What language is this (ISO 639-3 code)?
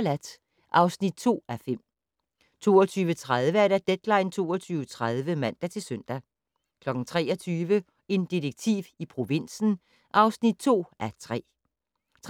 dan